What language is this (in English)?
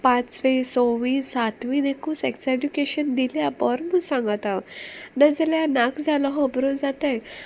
Konkani